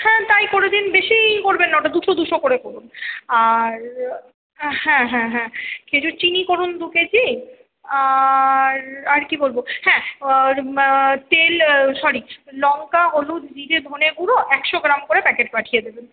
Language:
Bangla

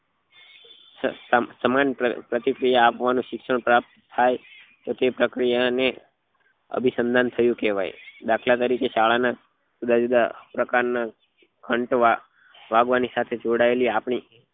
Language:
Gujarati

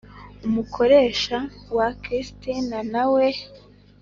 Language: Kinyarwanda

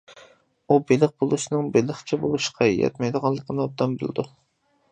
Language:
Uyghur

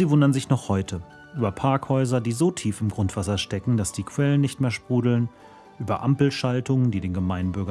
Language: German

